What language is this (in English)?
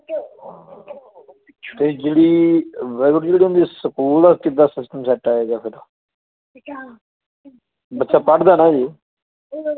Punjabi